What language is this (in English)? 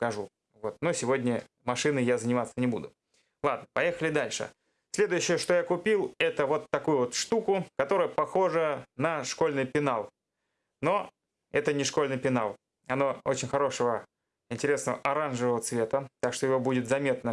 Russian